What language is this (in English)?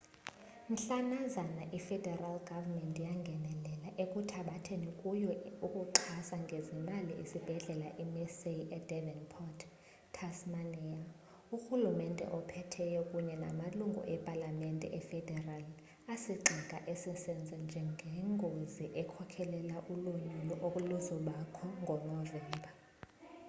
Xhosa